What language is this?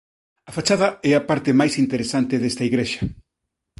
Galician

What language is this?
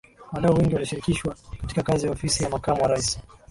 Swahili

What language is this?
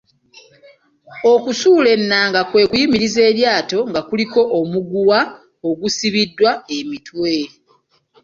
Ganda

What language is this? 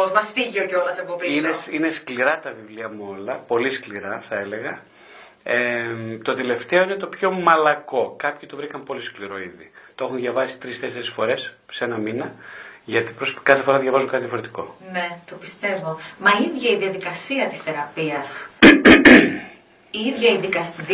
Greek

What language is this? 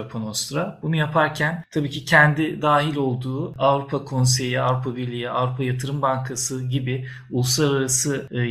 Turkish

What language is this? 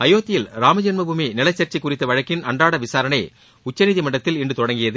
Tamil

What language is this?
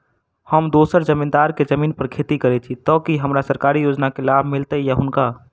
Maithili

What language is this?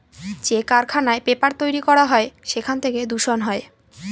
Bangla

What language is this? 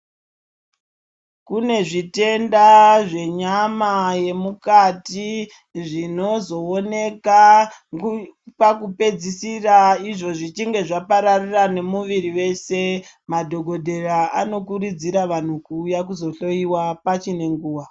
Ndau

